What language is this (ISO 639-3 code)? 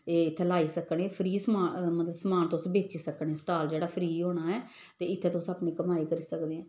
doi